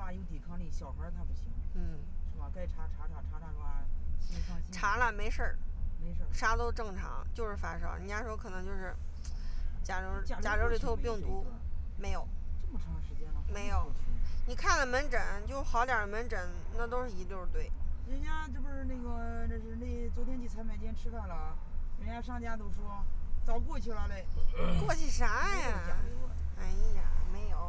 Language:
Chinese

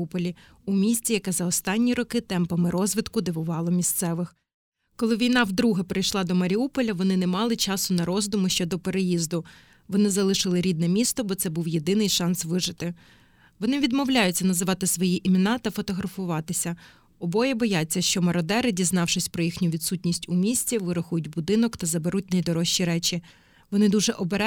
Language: Ukrainian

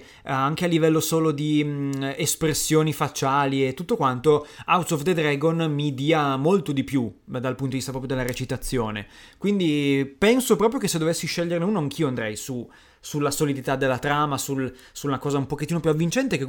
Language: Italian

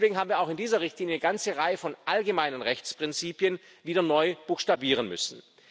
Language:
German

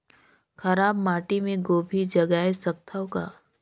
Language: Chhattisgarhi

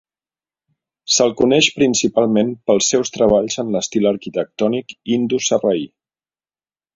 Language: Catalan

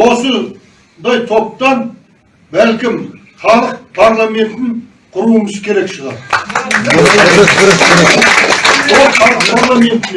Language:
Turkish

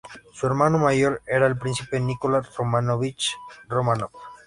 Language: Spanish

